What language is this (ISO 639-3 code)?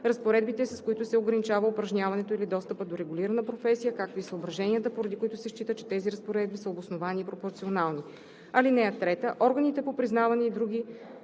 bul